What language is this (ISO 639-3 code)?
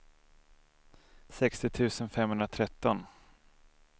swe